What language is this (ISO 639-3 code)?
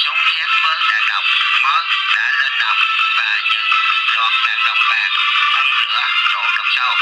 vie